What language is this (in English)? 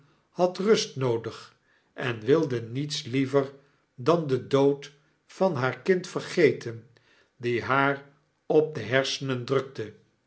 Dutch